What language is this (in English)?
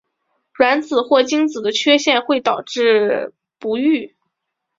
Chinese